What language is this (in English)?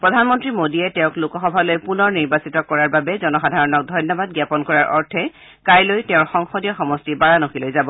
Assamese